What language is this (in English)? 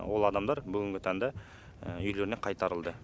Kazakh